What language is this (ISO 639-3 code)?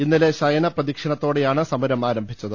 mal